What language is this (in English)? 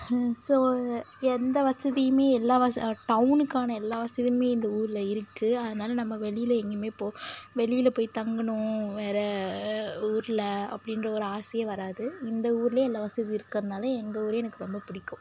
Tamil